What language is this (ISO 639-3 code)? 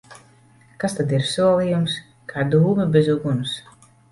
lav